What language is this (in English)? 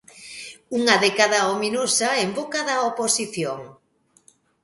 Galician